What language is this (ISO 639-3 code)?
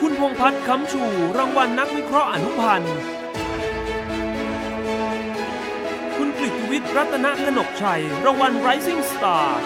tha